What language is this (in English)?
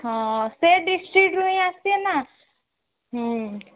Odia